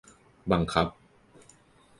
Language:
Thai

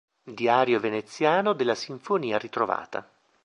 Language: Italian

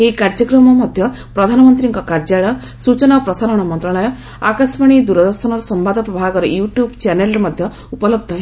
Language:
Odia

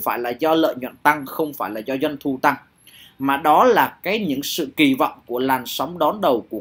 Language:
Vietnamese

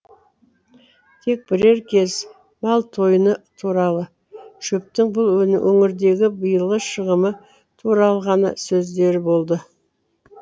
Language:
Kazakh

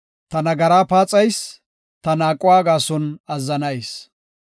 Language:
Gofa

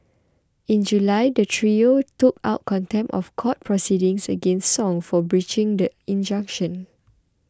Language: English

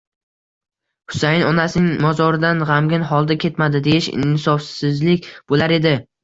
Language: Uzbek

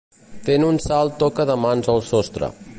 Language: Catalan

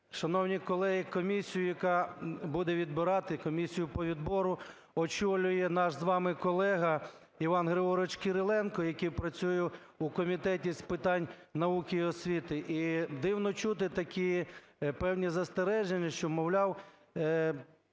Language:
Ukrainian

